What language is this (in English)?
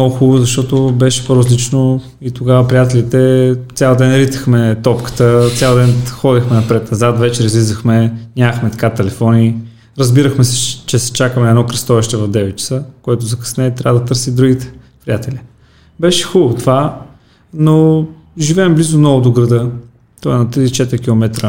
Bulgarian